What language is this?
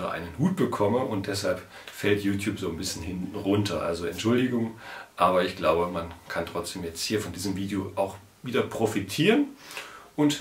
German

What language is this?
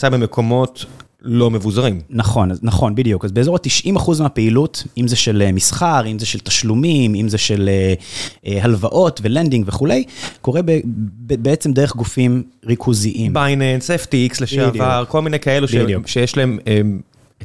Hebrew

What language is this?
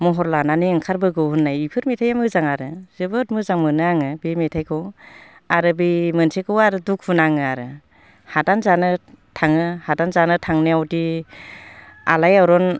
Bodo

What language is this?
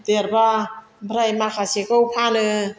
Bodo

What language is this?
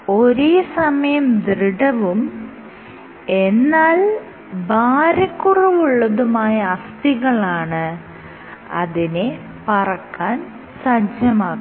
Malayalam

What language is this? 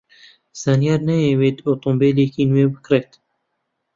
Central Kurdish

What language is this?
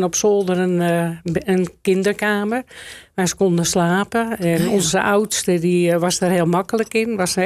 Dutch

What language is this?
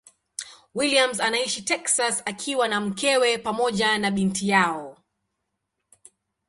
Swahili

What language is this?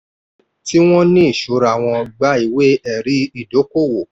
Yoruba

